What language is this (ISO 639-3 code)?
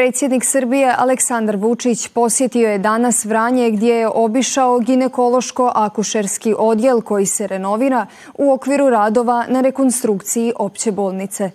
hrv